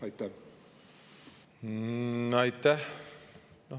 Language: Estonian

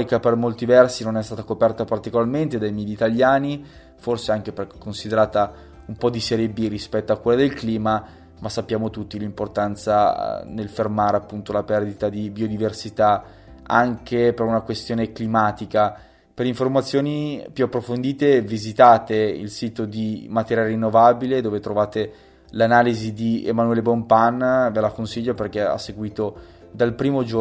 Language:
Italian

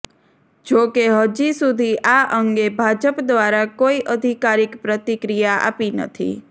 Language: Gujarati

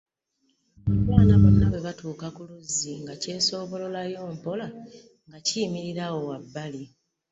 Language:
Ganda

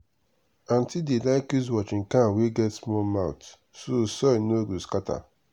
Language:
Nigerian Pidgin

